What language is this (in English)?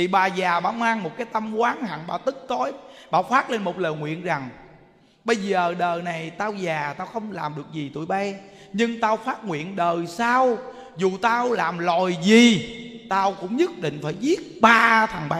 Vietnamese